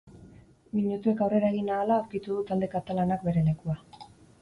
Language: Basque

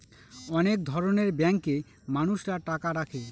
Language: Bangla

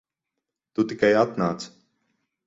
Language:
Latvian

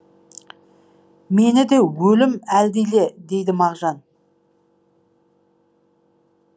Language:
Kazakh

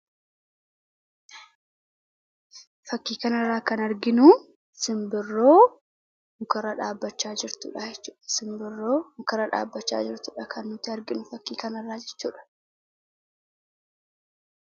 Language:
Oromo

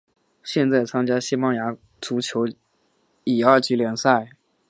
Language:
Chinese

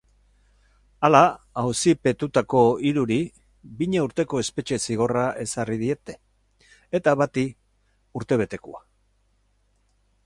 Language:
Basque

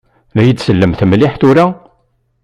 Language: Kabyle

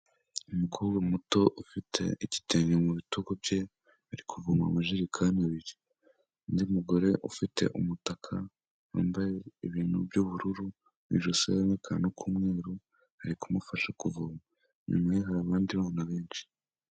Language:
Kinyarwanda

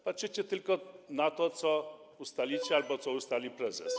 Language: Polish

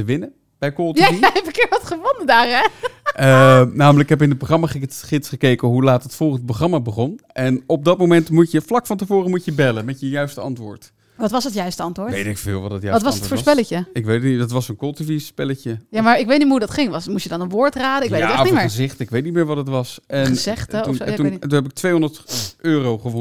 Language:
Dutch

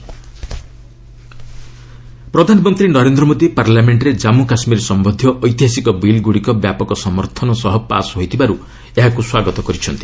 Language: Odia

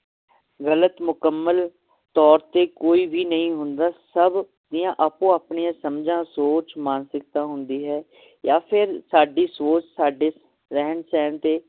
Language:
Punjabi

